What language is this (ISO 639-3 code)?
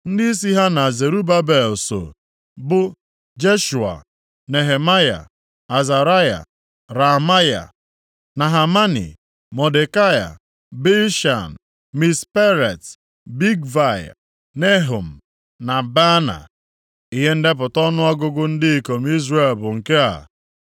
ibo